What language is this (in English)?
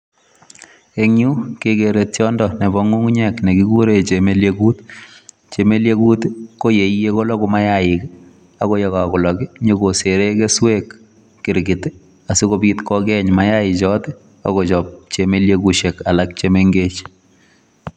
Kalenjin